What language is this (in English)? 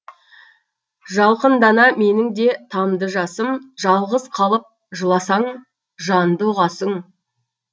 Kazakh